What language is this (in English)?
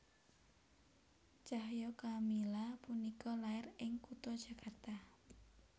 Javanese